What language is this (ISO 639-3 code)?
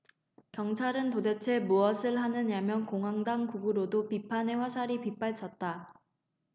kor